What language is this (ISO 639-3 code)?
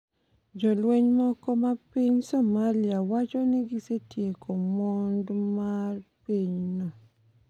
luo